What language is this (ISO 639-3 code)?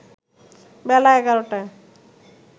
ben